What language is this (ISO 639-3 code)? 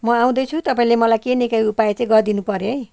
nep